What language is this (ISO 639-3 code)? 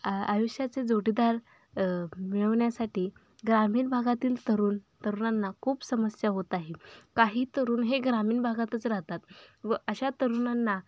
mar